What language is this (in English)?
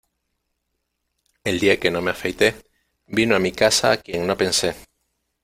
Spanish